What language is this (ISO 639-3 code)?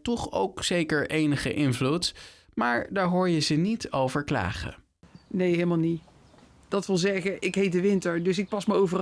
nld